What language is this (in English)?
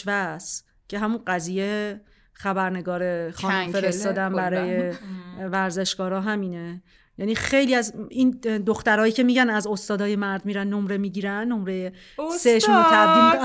Persian